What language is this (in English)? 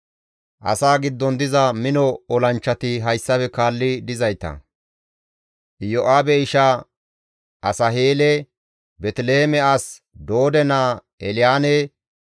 Gamo